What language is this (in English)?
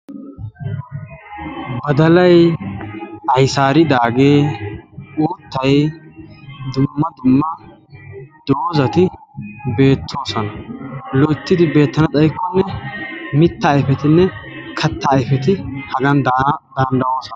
Wolaytta